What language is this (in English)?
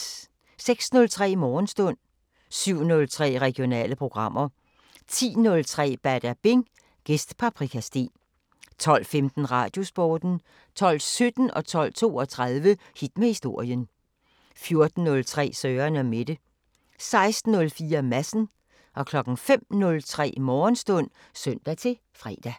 Danish